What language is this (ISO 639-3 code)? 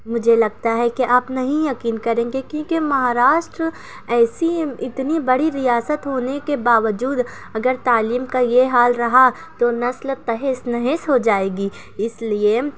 urd